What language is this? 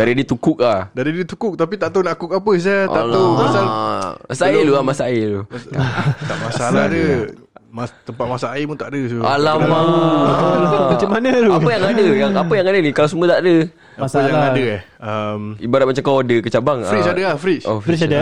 Malay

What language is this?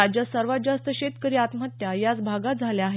Marathi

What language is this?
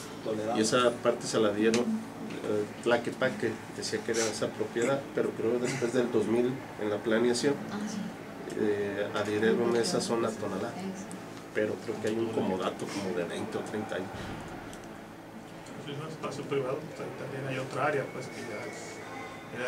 Spanish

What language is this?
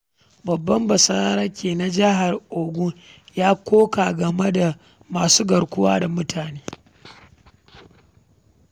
Hausa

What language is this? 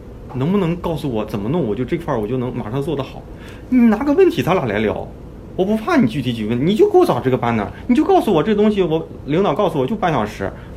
Chinese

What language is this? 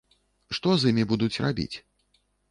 Belarusian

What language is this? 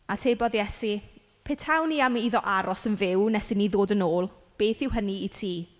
Welsh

